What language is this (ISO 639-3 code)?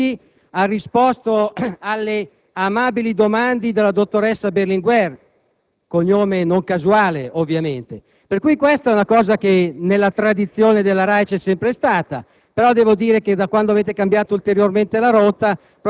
ita